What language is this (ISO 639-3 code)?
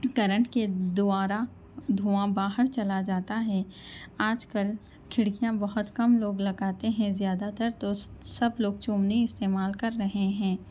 urd